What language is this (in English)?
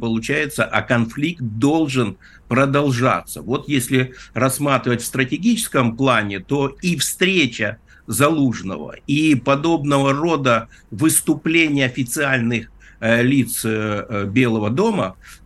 Russian